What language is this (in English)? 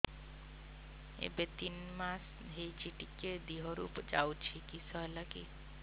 Odia